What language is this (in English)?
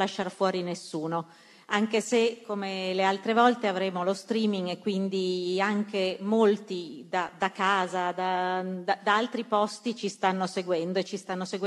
Italian